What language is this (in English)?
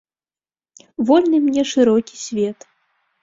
Belarusian